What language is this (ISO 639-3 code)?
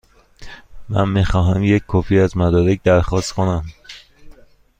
fas